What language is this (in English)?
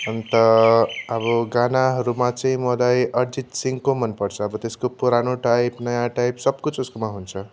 Nepali